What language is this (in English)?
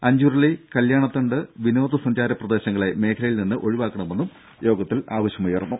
Malayalam